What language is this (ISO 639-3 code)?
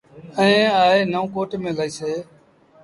sbn